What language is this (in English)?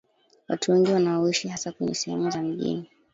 Swahili